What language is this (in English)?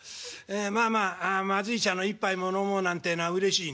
Japanese